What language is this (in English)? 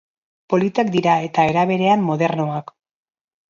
Basque